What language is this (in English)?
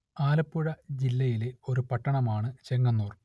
Malayalam